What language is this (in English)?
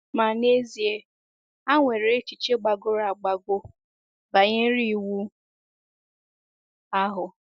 Igbo